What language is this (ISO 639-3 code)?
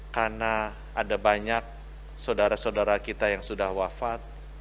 ind